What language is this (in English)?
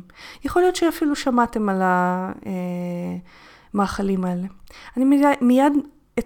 Hebrew